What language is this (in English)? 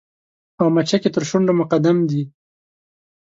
Pashto